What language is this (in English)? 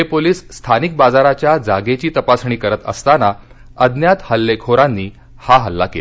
Marathi